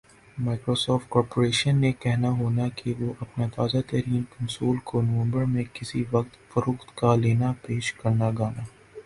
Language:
Urdu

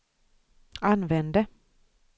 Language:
Swedish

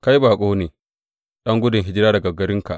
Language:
Hausa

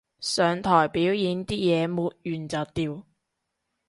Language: Cantonese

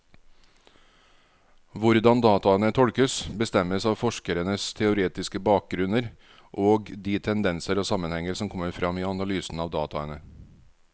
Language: Norwegian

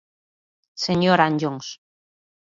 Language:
Galician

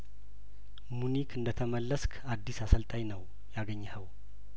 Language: Amharic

